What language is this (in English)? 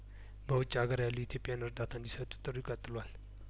Amharic